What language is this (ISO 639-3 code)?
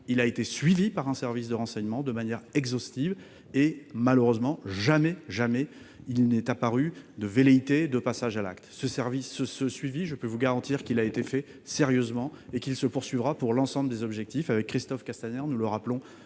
fra